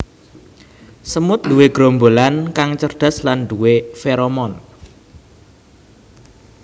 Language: Javanese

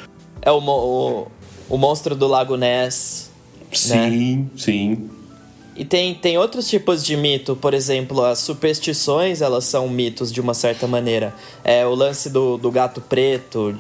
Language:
Portuguese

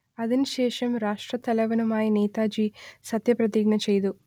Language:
Malayalam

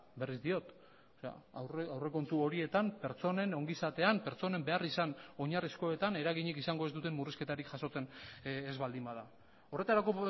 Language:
Basque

